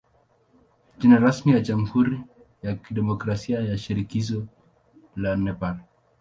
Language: Swahili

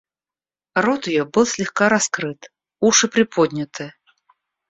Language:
Russian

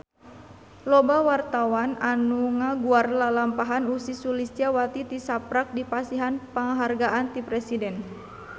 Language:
Sundanese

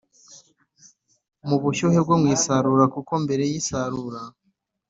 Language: Kinyarwanda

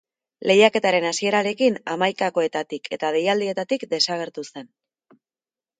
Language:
Basque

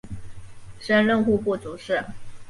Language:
Chinese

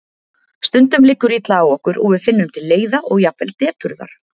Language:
Icelandic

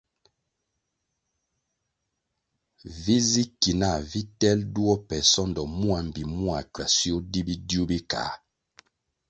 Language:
Kwasio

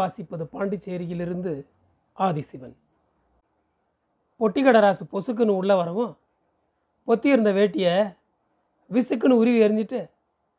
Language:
Tamil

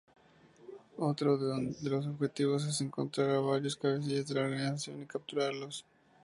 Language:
Spanish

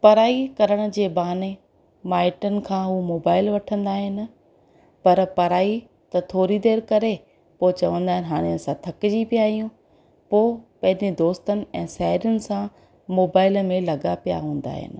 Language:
Sindhi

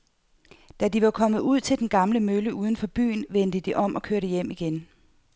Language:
Danish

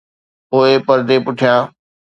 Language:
Sindhi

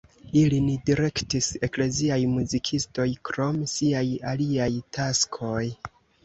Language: Esperanto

